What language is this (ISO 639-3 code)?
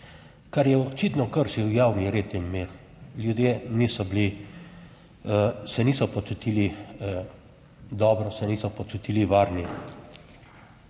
slv